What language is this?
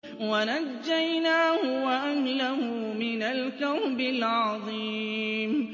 Arabic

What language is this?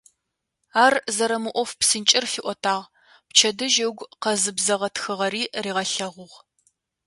Adyghe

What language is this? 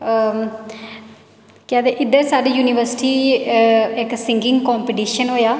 Dogri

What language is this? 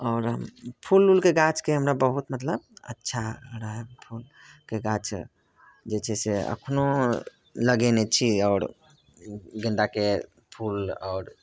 Maithili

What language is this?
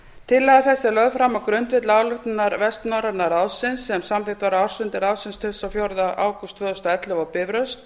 Icelandic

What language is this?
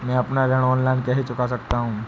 Hindi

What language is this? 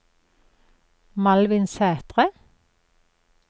Norwegian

